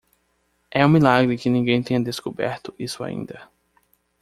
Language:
Portuguese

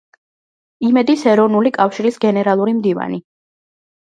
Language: Georgian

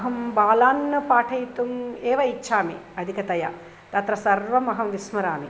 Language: Sanskrit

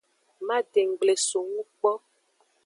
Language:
Aja (Benin)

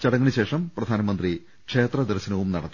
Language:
Malayalam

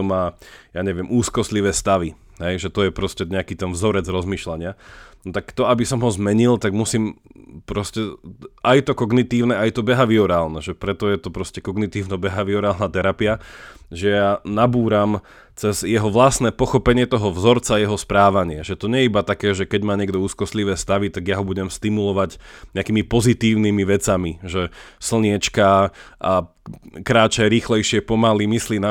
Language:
Slovak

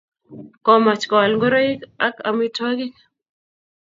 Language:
Kalenjin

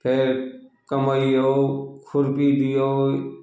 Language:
Maithili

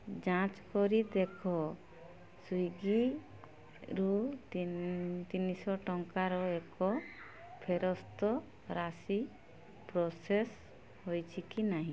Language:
Odia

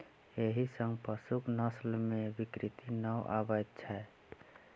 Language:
Maithili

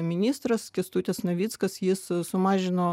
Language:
Lithuanian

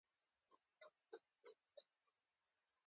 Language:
Pashto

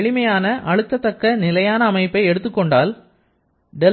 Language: Tamil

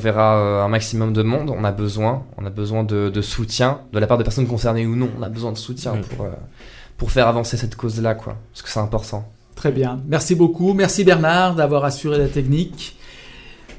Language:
French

